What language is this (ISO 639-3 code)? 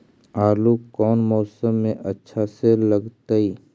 mag